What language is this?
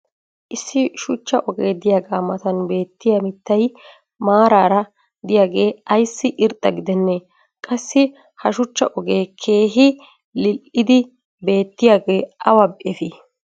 Wolaytta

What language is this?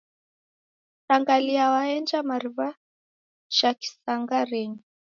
Taita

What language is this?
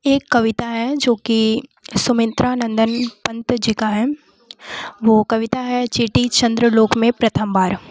Hindi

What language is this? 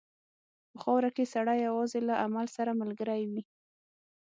Pashto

